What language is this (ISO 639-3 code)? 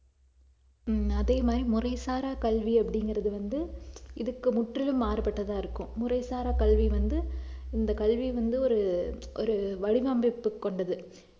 tam